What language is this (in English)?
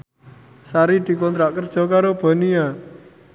Javanese